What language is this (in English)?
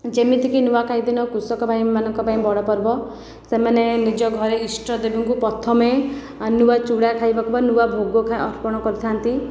Odia